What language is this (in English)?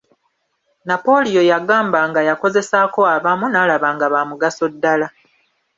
Ganda